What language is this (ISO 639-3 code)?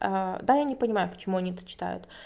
rus